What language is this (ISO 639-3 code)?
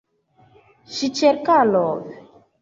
epo